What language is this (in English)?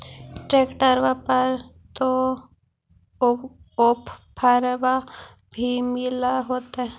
Magahi